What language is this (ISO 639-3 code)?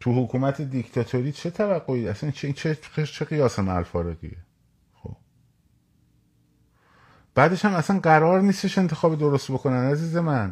fas